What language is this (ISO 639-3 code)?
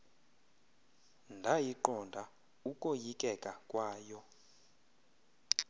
xho